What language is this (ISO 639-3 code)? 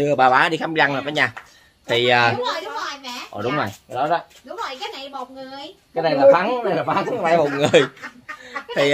vie